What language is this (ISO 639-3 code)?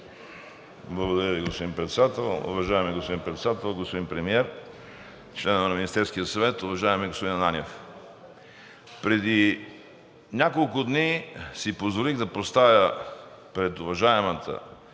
bul